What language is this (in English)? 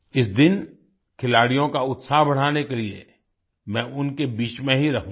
Hindi